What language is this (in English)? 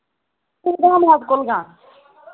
Kashmiri